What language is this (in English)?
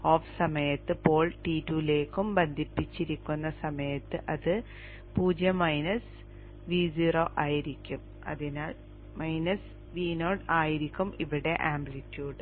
Malayalam